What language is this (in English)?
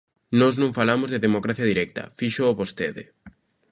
Galician